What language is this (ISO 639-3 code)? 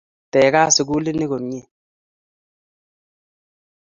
kln